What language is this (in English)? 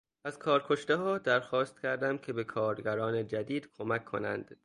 Persian